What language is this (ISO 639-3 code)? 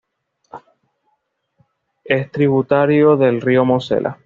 spa